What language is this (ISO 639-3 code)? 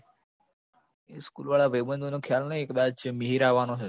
guj